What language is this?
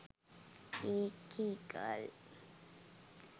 Sinhala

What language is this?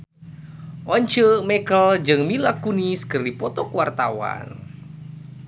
Sundanese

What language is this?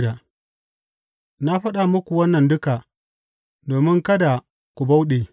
Hausa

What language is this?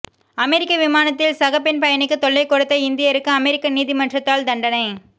Tamil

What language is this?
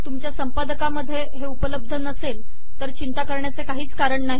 Marathi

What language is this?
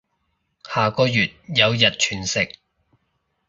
Cantonese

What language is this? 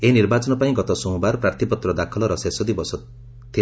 Odia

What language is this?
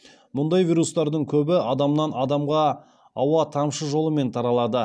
Kazakh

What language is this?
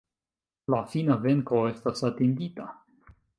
Esperanto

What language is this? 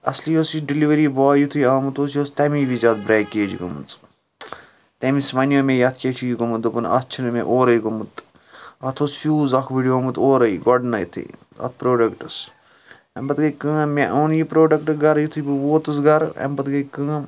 Kashmiri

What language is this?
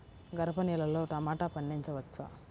Telugu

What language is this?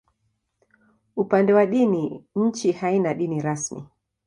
Swahili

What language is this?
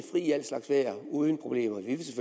Danish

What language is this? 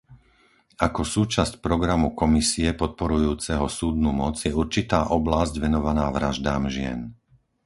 Slovak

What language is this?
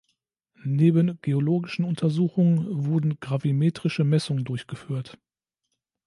German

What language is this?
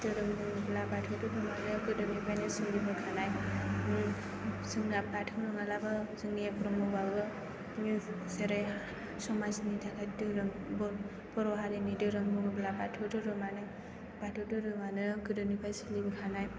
Bodo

